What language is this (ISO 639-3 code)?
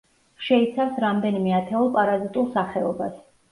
kat